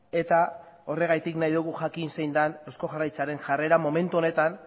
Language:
Basque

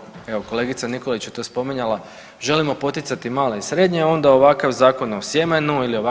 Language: Croatian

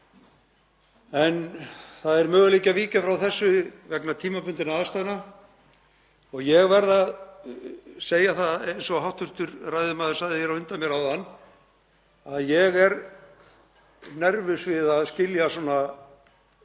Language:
Icelandic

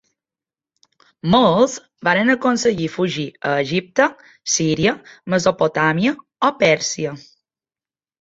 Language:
Catalan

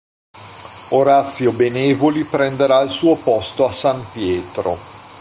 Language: Italian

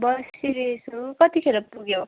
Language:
Nepali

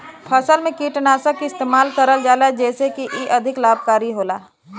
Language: Bhojpuri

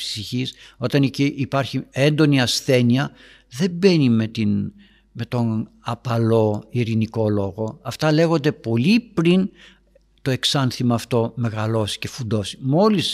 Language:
Greek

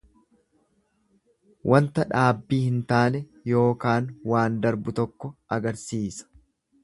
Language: Oromo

